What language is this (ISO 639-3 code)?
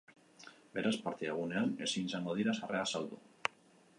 eus